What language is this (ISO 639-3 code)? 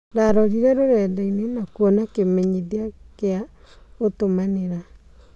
kik